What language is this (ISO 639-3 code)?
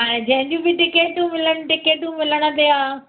snd